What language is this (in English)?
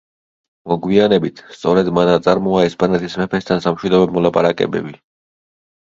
Georgian